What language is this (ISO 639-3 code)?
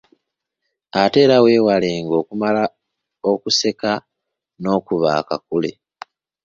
lug